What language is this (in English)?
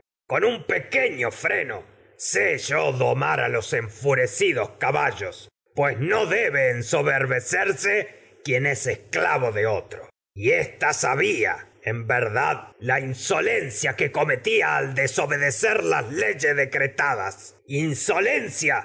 Spanish